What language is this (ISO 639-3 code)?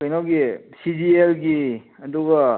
mni